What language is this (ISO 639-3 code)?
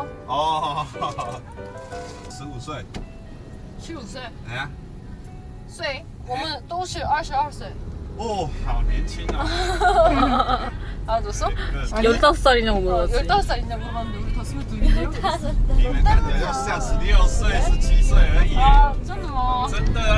kor